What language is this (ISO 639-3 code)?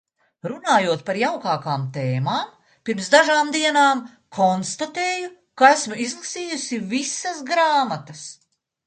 lav